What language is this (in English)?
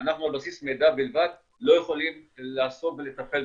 Hebrew